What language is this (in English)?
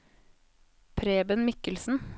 Norwegian